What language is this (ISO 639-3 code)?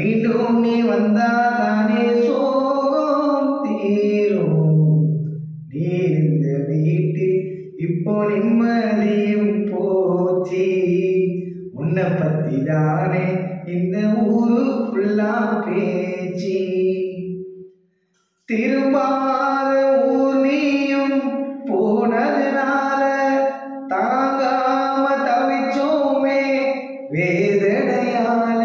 tam